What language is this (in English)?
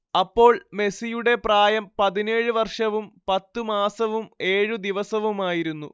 Malayalam